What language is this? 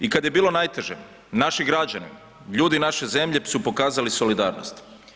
Croatian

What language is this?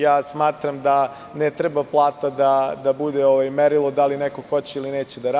Serbian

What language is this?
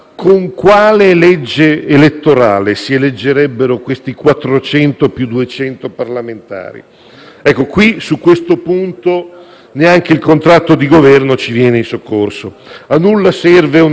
Italian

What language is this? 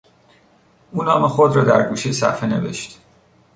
Persian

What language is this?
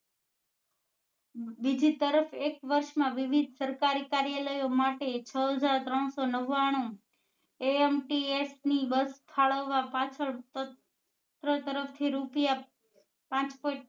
Gujarati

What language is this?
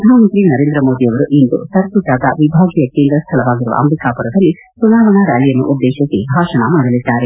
Kannada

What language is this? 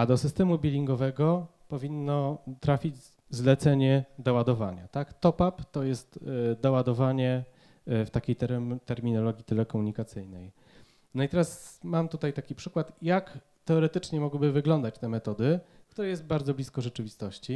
Polish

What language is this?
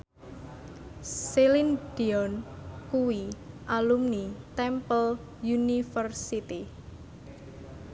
Javanese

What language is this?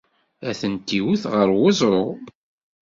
Kabyle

